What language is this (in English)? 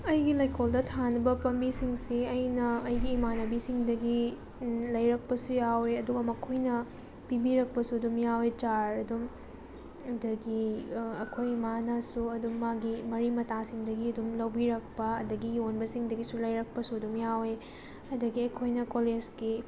Manipuri